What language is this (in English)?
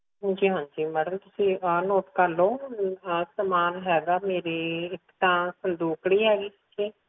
Punjabi